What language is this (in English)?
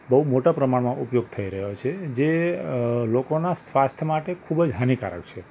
Gujarati